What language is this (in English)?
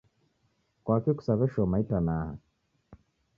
Taita